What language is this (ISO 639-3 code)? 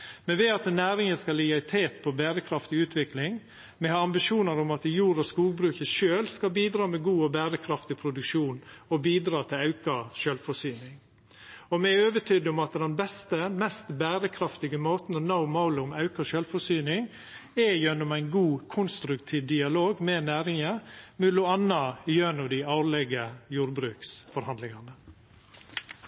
nno